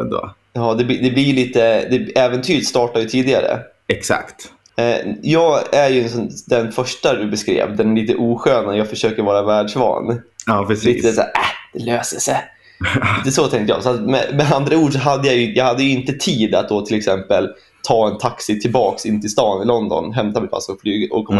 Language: Swedish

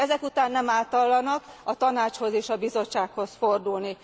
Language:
Hungarian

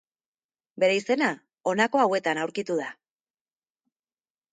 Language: Basque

